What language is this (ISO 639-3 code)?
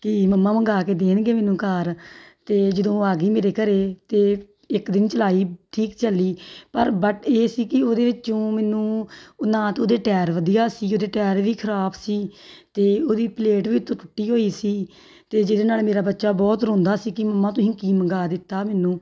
pan